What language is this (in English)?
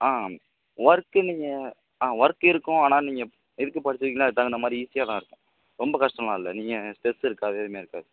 Tamil